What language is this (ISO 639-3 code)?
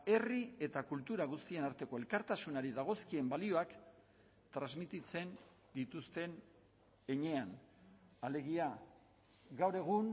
eus